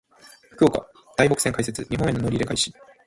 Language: Japanese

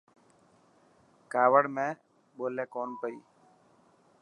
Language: Dhatki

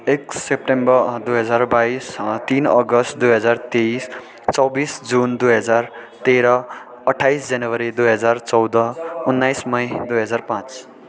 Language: Nepali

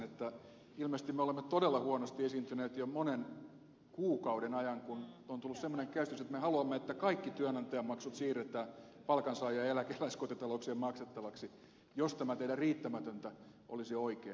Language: Finnish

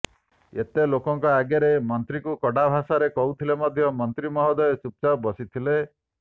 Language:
Odia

